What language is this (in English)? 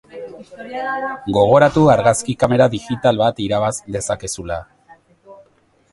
Basque